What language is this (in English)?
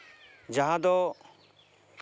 Santali